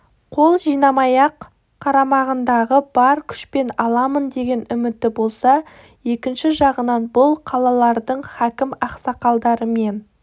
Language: Kazakh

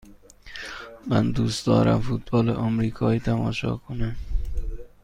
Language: Persian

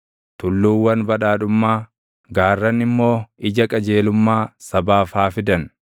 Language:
Oromo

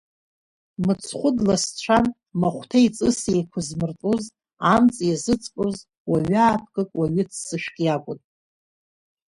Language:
Abkhazian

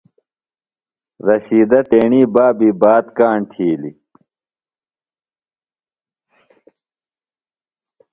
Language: Phalura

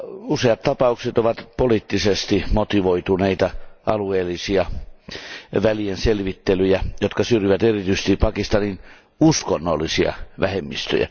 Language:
Finnish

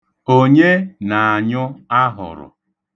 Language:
Igbo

